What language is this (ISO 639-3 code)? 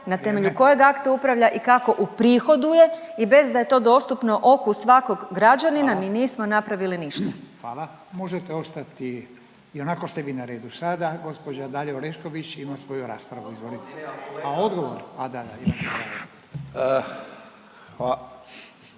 hrv